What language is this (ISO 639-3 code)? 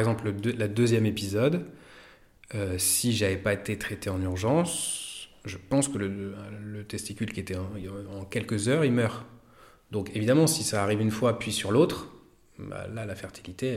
fra